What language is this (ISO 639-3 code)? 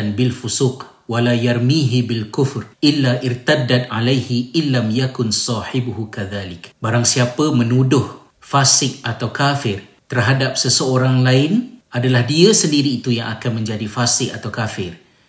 msa